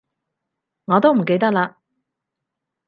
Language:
Cantonese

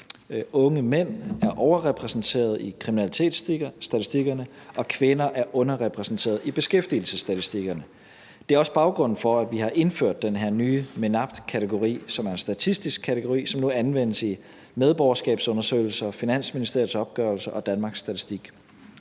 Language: Danish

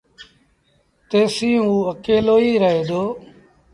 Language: Sindhi Bhil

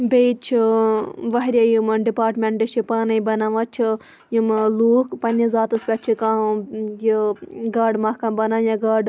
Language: Kashmiri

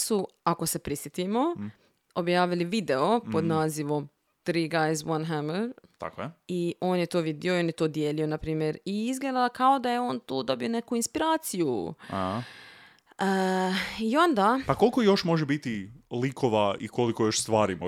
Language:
Croatian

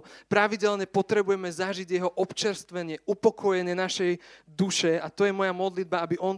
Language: Slovak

